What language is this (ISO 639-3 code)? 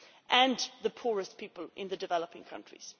eng